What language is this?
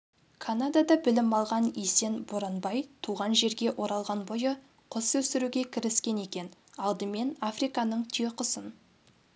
Kazakh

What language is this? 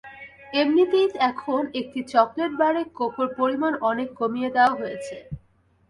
Bangla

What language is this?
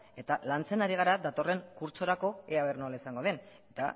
Basque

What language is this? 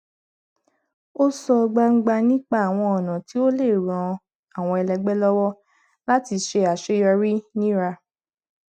Yoruba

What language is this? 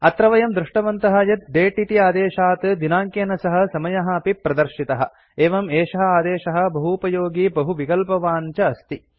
Sanskrit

